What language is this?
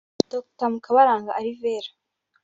Kinyarwanda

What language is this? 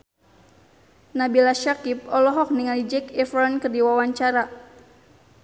Sundanese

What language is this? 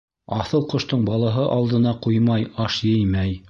Bashkir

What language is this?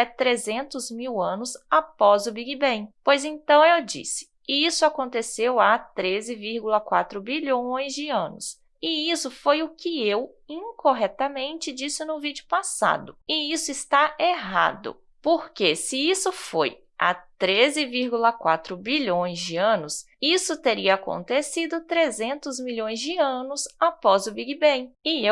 Portuguese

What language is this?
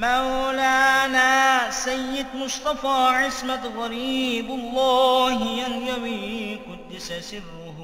Arabic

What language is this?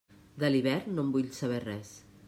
Catalan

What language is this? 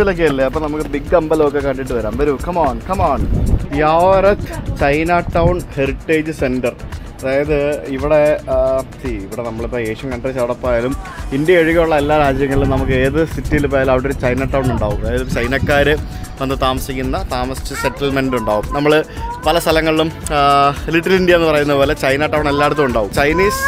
Malayalam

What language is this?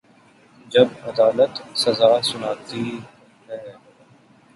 Urdu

